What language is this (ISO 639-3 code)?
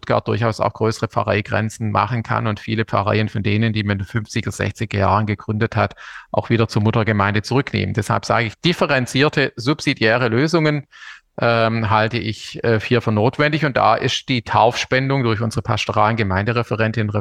deu